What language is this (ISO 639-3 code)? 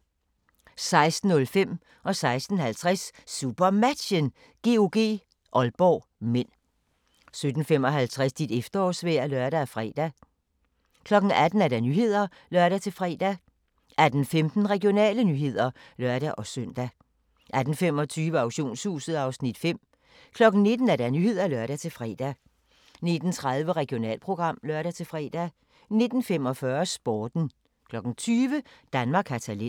dan